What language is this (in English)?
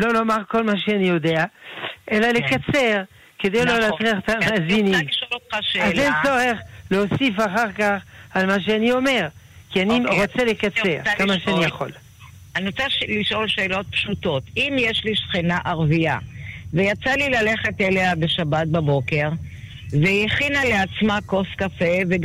Hebrew